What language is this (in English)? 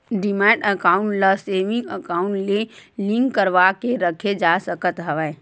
Chhattisgarhi